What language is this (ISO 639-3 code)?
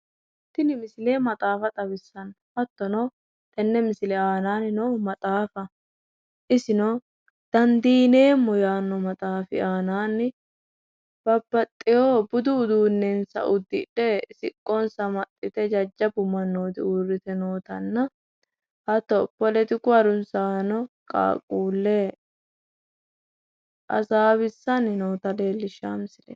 sid